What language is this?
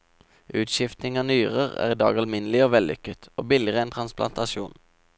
Norwegian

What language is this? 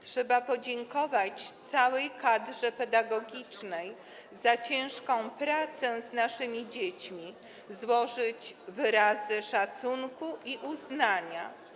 Polish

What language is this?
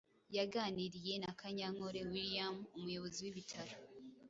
Kinyarwanda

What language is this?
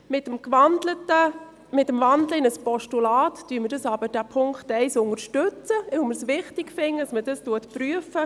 Swiss German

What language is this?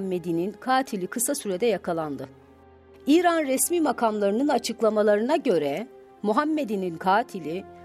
Turkish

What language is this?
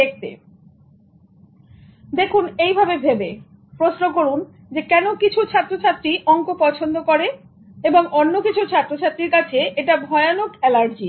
Bangla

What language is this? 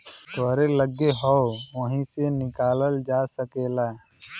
Bhojpuri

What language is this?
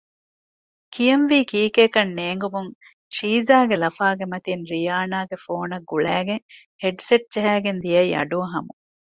Divehi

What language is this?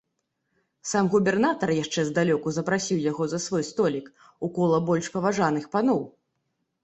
Belarusian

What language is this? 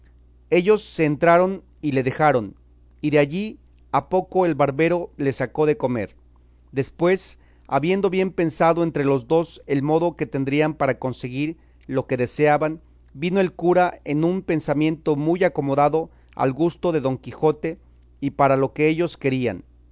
Spanish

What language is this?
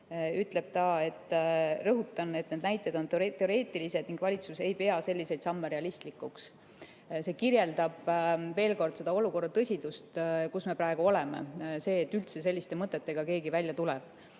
Estonian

